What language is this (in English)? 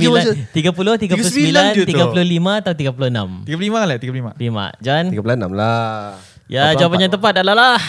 Malay